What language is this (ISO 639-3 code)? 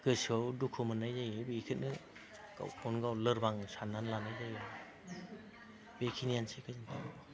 brx